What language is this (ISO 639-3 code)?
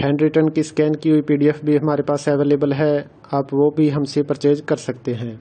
hin